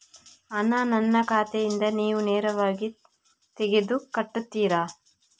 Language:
Kannada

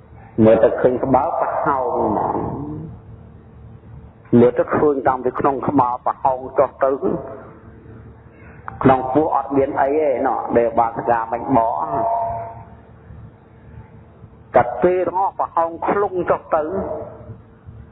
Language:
Vietnamese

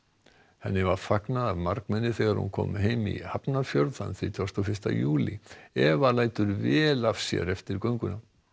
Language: Icelandic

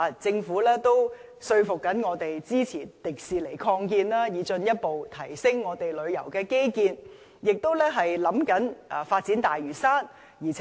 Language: Cantonese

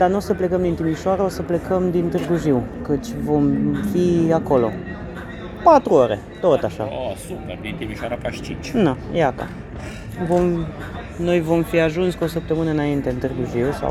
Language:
Romanian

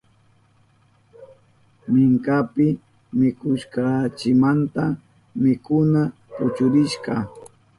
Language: Southern Pastaza Quechua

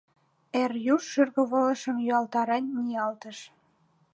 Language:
Mari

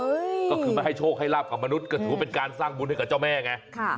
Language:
Thai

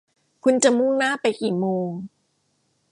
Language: Thai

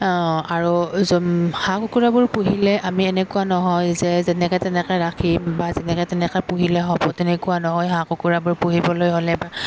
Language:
Assamese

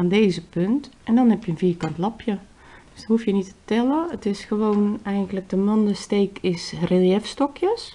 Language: Dutch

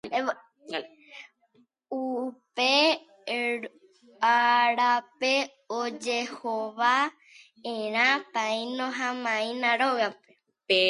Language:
Guarani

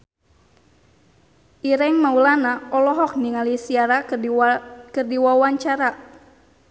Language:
Sundanese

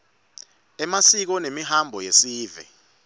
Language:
Swati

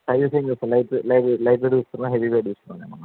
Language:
Telugu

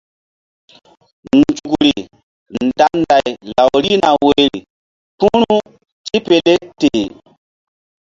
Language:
Mbum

